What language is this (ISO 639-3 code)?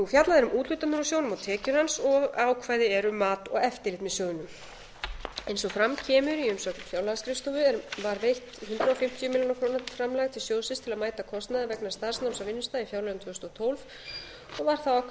isl